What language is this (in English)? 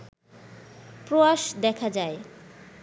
Bangla